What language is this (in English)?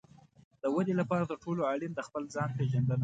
Pashto